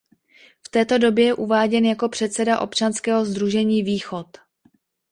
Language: Czech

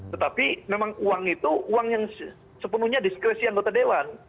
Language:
Indonesian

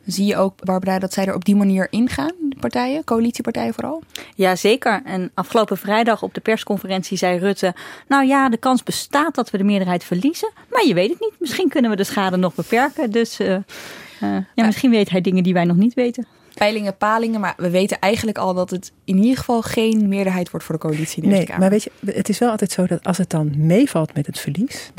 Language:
Dutch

